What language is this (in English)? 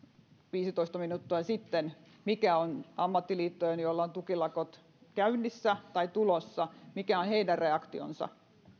Finnish